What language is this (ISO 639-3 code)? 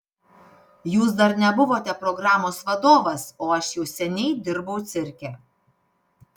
lit